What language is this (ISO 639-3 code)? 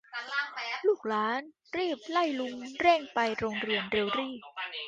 tha